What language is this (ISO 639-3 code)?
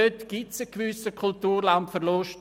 gsw